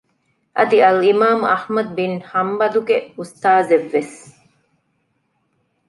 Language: Divehi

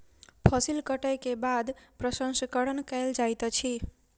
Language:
Maithili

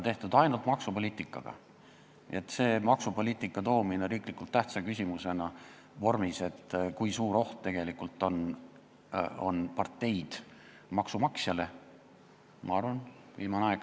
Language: Estonian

